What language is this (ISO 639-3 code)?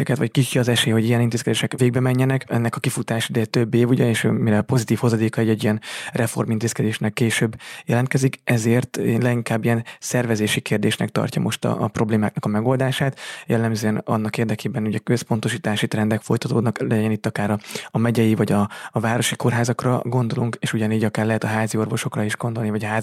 hun